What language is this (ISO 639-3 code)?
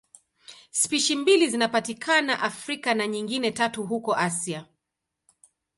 swa